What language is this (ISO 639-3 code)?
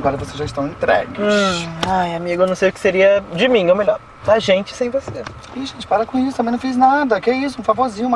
por